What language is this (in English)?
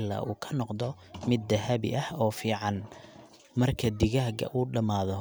Somali